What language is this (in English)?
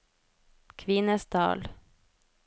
Norwegian